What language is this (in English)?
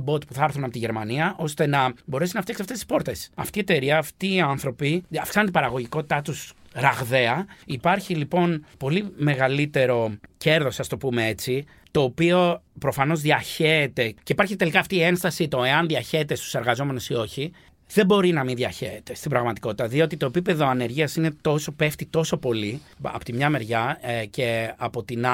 Greek